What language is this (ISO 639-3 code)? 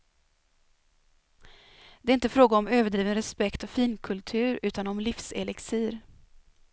swe